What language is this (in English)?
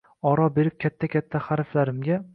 Uzbek